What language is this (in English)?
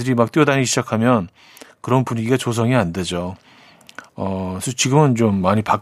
Korean